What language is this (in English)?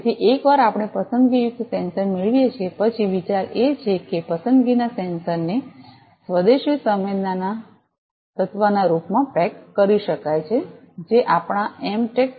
Gujarati